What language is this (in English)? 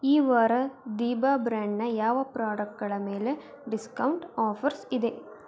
Kannada